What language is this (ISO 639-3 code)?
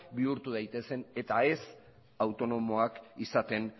eus